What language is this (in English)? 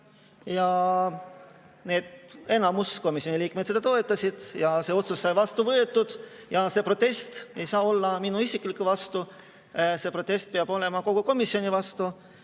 Estonian